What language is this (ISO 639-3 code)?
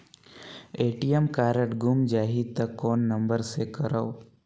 hne